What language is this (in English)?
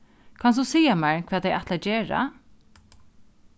Faroese